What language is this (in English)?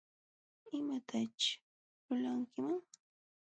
Jauja Wanca Quechua